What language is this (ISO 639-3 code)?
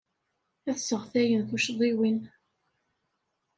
kab